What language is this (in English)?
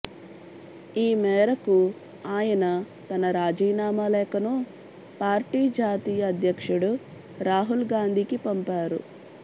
Telugu